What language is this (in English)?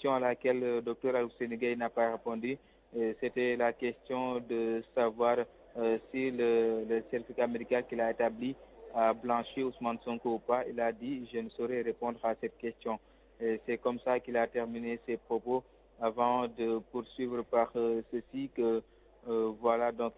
French